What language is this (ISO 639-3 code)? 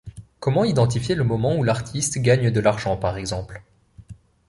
fra